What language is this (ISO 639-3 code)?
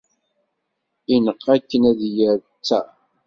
kab